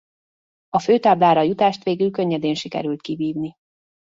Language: Hungarian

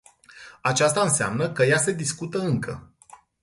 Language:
Romanian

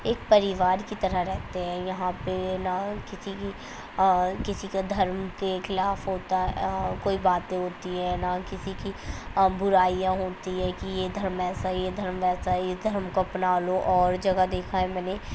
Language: Urdu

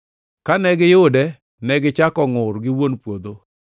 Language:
Luo (Kenya and Tanzania)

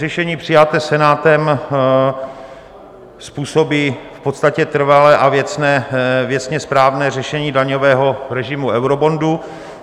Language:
Czech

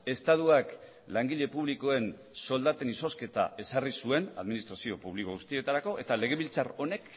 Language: Basque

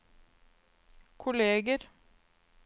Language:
Norwegian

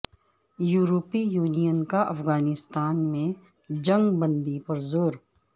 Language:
Urdu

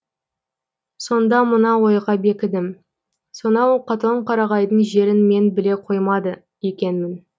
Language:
Kazakh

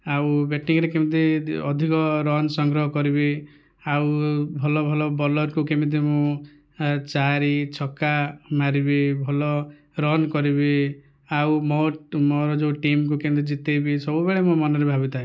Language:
Odia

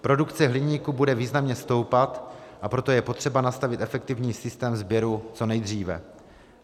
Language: Czech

